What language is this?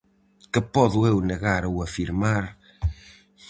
Galician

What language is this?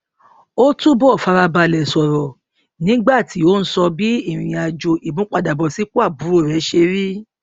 Yoruba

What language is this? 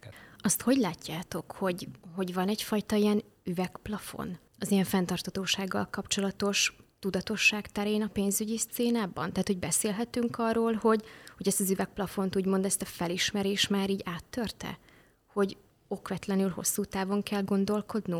Hungarian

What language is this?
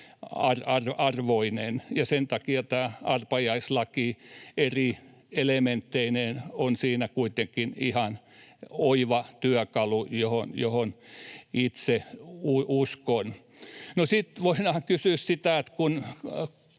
Finnish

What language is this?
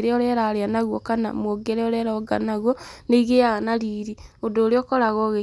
Kikuyu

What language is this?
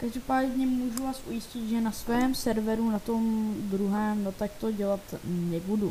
Czech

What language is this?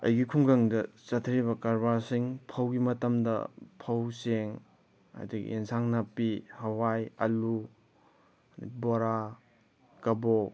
Manipuri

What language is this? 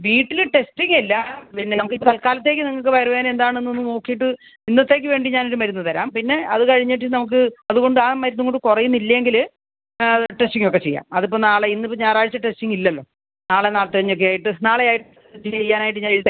Malayalam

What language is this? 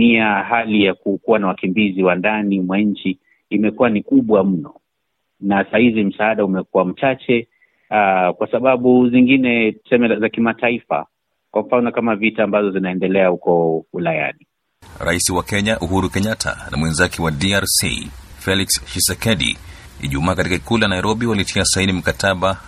Swahili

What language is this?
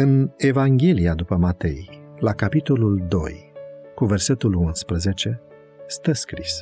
Romanian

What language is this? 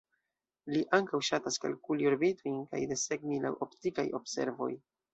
Esperanto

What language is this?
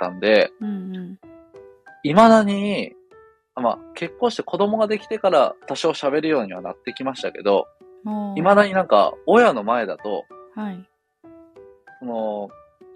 Japanese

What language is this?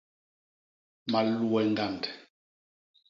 Basaa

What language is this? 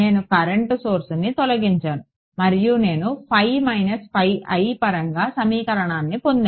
Telugu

